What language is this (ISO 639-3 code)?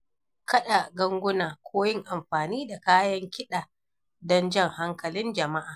hau